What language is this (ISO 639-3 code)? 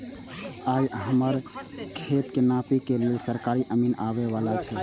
mai